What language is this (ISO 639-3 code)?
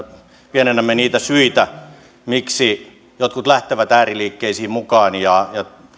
fin